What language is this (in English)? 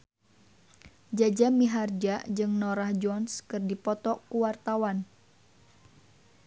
Sundanese